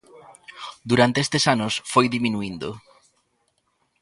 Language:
Galician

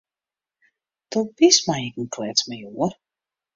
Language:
Western Frisian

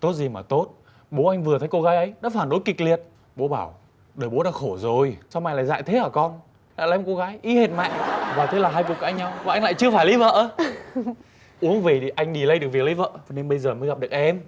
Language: Vietnamese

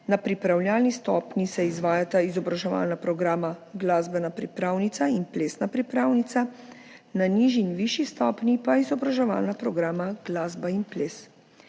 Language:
Slovenian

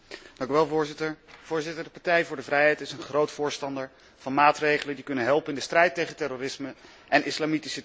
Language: Dutch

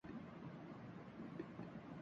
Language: Urdu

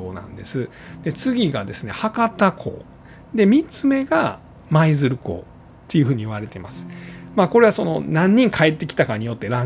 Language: Japanese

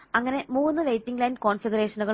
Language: Malayalam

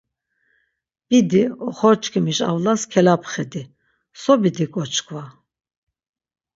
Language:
Laz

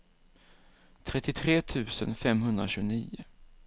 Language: Swedish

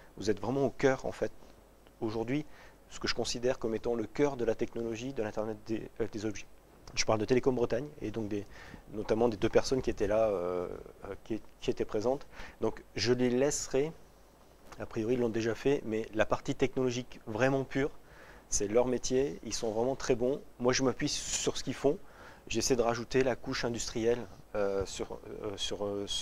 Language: French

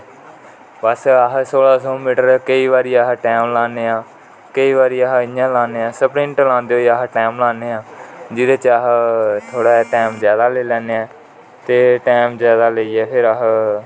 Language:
Dogri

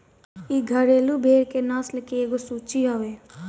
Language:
Bhojpuri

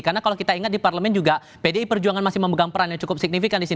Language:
Indonesian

